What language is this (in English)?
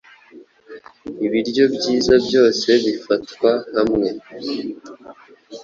Kinyarwanda